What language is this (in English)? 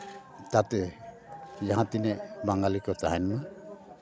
Santali